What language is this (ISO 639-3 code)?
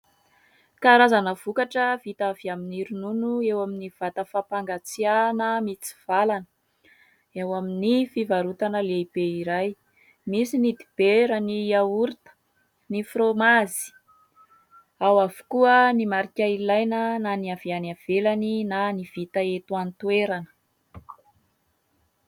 mlg